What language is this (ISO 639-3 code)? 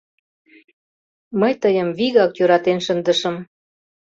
chm